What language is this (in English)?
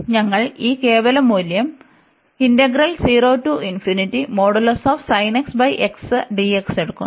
Malayalam